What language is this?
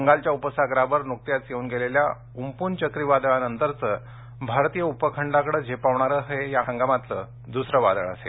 Marathi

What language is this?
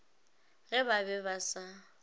Northern Sotho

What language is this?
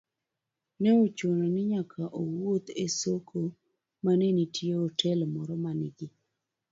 Luo (Kenya and Tanzania)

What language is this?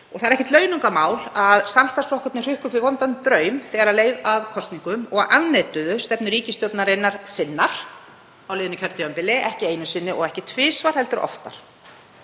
Icelandic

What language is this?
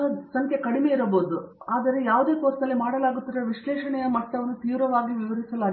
Kannada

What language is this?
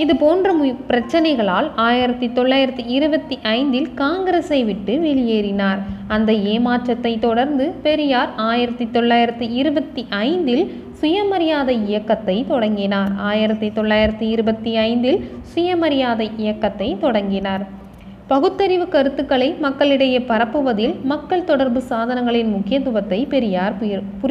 Tamil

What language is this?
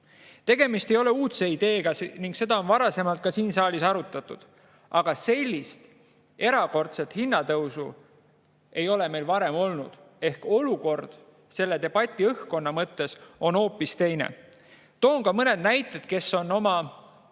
Estonian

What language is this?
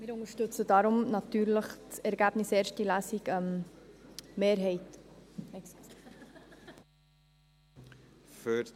Swiss German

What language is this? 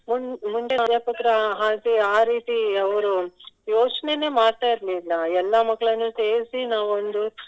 Kannada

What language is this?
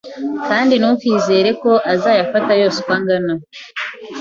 Kinyarwanda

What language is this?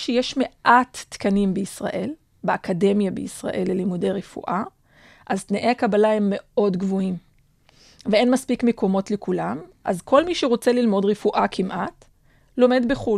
Hebrew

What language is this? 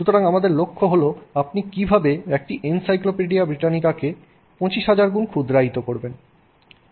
Bangla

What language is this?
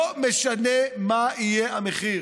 Hebrew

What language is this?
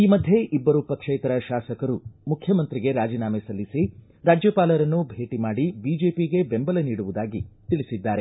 Kannada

